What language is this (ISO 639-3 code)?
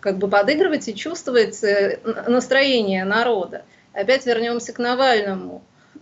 rus